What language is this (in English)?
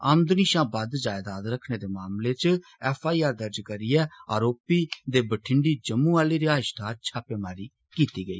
Dogri